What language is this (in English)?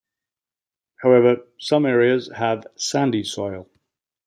English